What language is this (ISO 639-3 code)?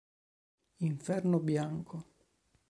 ita